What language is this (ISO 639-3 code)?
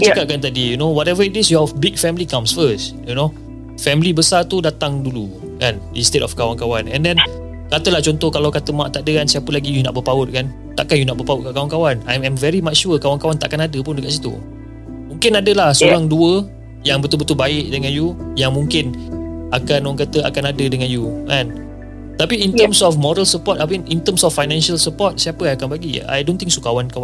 msa